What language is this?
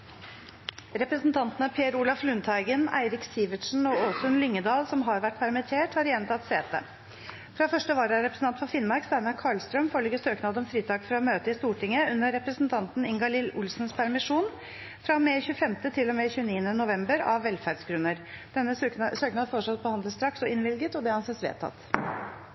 Norwegian Bokmål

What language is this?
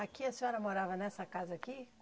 Portuguese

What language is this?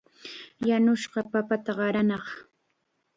Chiquián Ancash Quechua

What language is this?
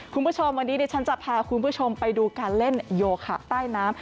Thai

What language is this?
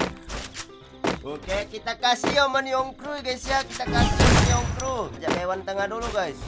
Indonesian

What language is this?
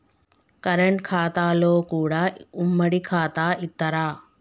Telugu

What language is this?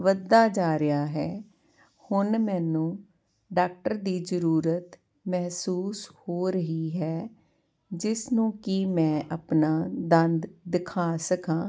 Punjabi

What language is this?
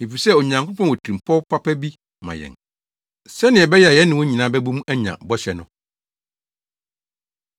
Akan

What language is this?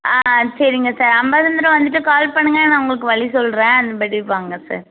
Tamil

